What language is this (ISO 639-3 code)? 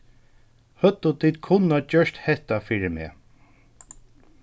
fao